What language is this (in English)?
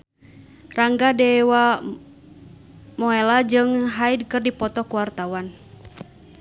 Sundanese